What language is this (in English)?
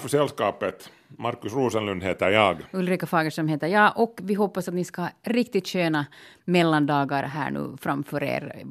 Swedish